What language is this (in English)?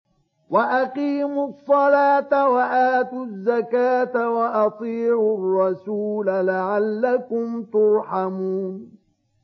Arabic